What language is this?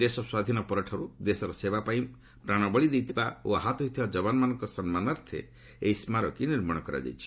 Odia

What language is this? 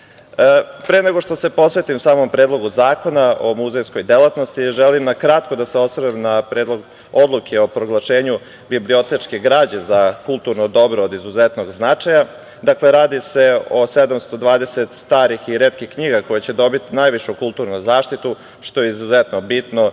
Serbian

